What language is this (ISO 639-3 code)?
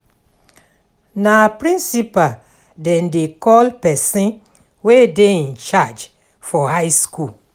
pcm